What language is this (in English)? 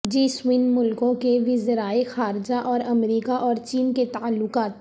Urdu